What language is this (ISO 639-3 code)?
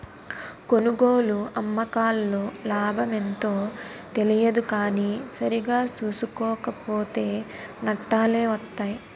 tel